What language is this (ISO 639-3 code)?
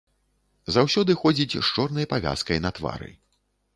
bel